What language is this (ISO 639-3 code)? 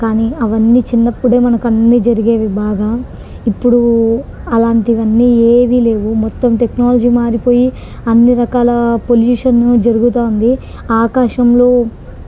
tel